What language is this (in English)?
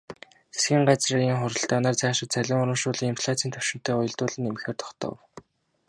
Mongolian